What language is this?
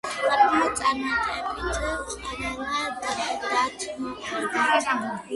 Georgian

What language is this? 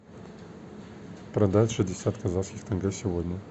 Russian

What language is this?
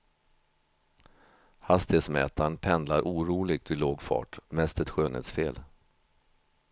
Swedish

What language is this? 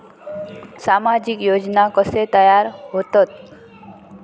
Marathi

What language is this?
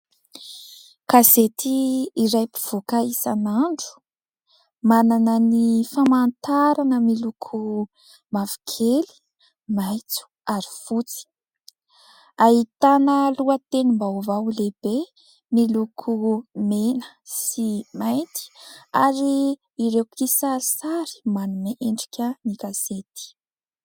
Malagasy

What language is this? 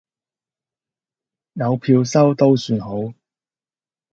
Cantonese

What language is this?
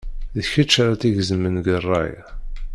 Kabyle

